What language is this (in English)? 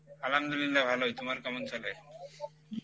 Bangla